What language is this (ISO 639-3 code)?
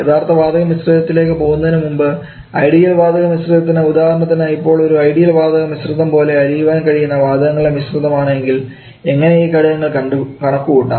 mal